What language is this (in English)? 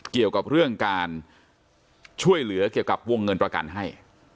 Thai